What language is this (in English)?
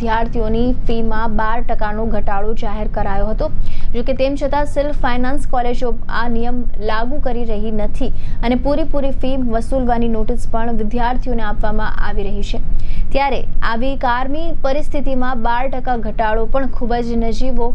Hindi